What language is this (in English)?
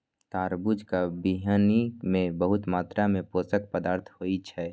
Maithili